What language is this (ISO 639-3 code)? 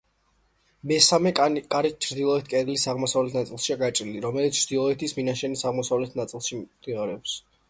kat